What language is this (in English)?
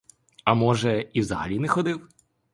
Ukrainian